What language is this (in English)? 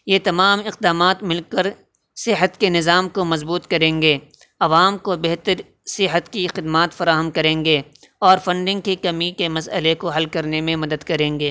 Urdu